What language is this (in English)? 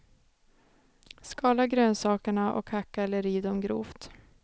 Swedish